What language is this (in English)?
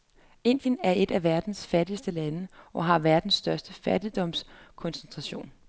Danish